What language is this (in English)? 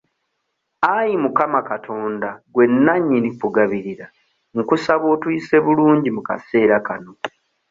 Ganda